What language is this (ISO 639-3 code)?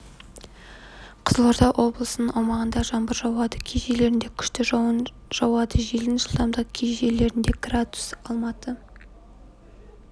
kaz